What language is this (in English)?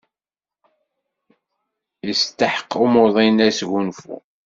Kabyle